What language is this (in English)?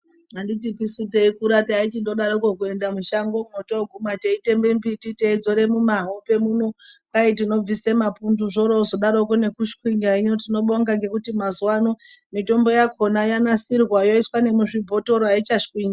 Ndau